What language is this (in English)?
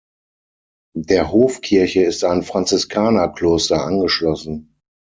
German